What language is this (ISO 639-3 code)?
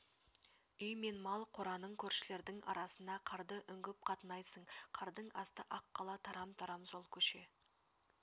kaz